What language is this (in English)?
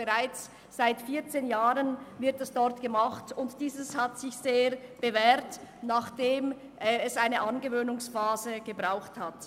Swiss German